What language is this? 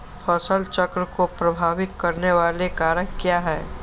Magahi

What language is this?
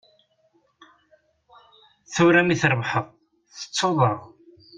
Kabyle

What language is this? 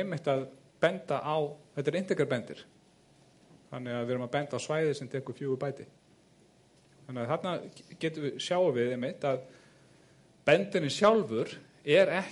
Greek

